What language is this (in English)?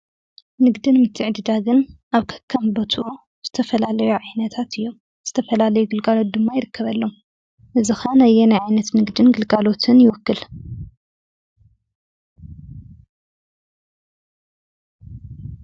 Tigrinya